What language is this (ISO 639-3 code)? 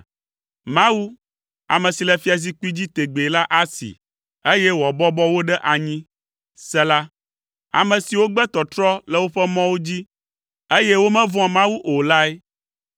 ewe